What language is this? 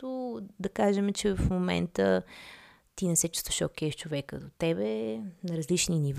Bulgarian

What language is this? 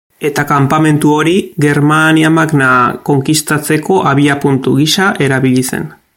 Basque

